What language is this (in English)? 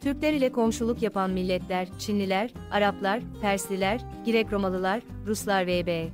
Turkish